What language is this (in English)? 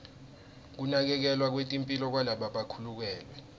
Swati